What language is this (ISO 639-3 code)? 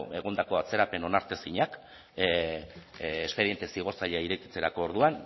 eus